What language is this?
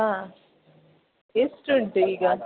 Kannada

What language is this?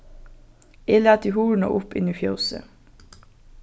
Faroese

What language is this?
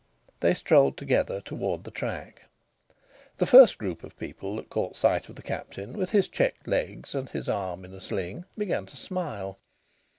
English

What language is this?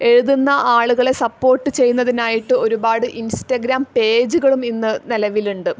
Malayalam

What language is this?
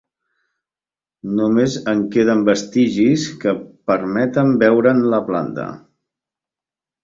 Catalan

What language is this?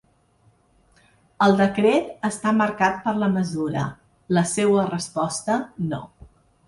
Catalan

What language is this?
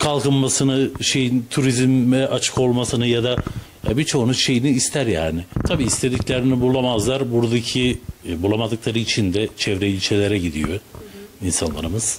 Turkish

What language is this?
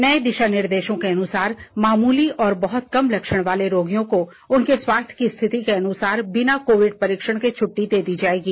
Hindi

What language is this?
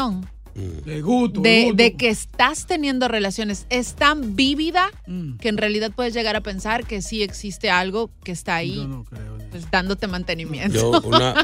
Spanish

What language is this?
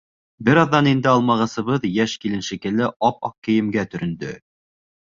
Bashkir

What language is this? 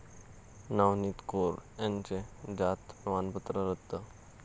Marathi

